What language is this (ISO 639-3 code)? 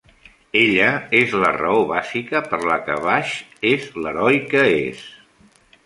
cat